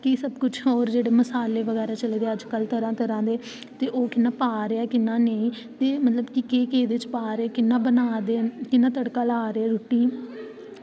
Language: Dogri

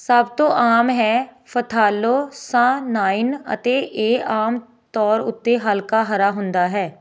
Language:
Punjabi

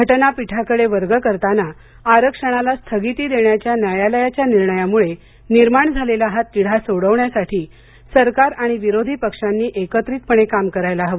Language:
Marathi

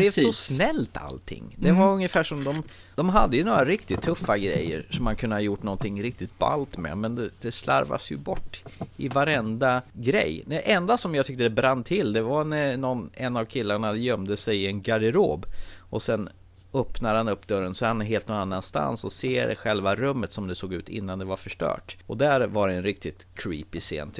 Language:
Swedish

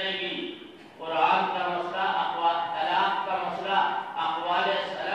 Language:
Arabic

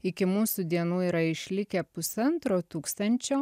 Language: Lithuanian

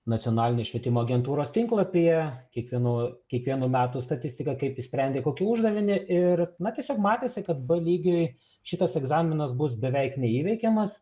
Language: Lithuanian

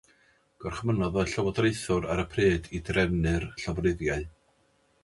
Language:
Welsh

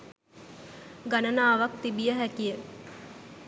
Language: Sinhala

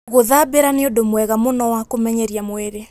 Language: Kikuyu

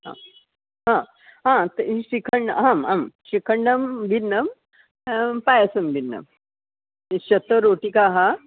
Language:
Sanskrit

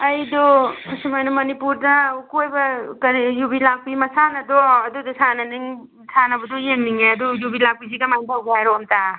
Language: Manipuri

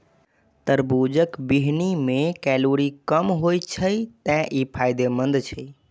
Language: Maithili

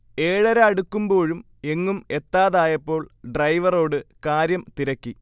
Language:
Malayalam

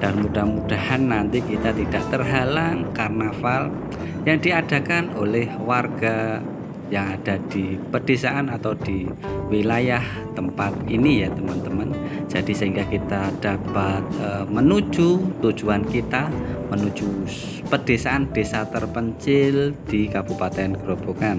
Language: Indonesian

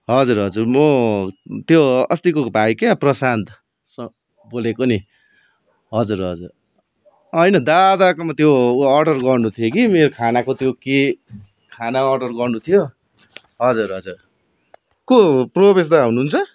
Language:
Nepali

